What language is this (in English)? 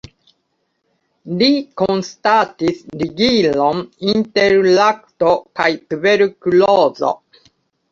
Esperanto